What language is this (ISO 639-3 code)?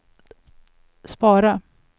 swe